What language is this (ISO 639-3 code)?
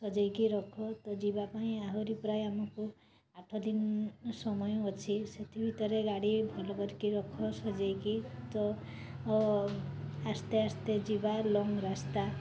ori